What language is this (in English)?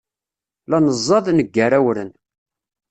Kabyle